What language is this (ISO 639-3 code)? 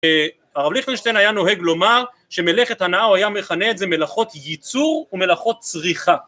heb